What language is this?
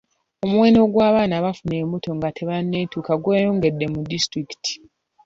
Ganda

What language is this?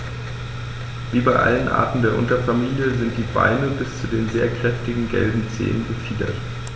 German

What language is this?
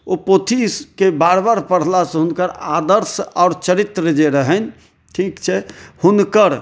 Maithili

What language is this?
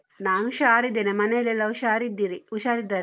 Kannada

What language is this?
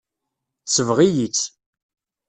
Kabyle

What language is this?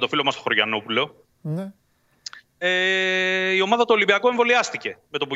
Greek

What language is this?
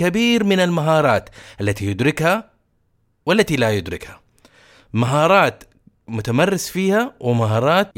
Arabic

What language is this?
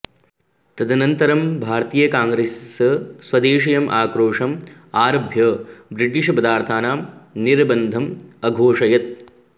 Sanskrit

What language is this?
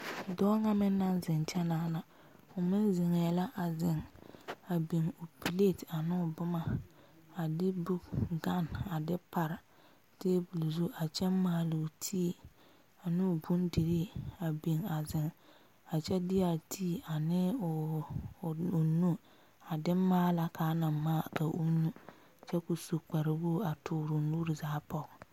Southern Dagaare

